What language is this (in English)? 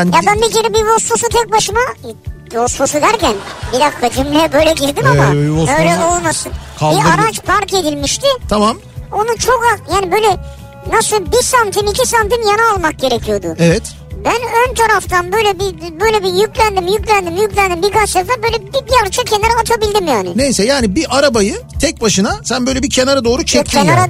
Turkish